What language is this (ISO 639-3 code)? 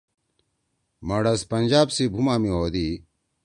trw